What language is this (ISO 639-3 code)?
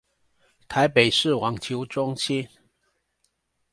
zho